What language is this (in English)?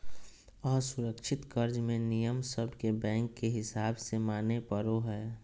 Magahi